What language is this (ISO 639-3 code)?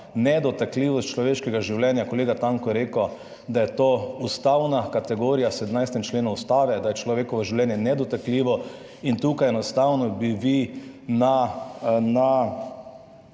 slv